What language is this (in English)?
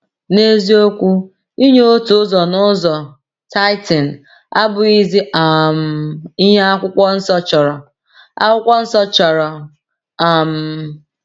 Igbo